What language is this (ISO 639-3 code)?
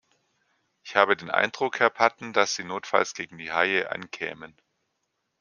deu